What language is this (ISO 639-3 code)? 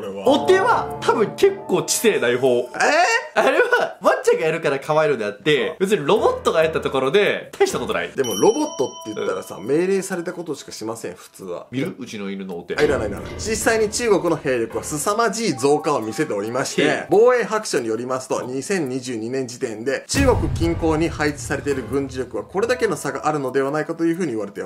jpn